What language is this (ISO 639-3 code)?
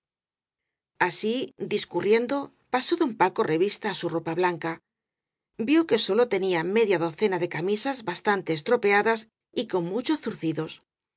spa